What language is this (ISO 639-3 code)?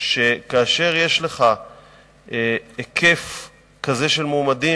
heb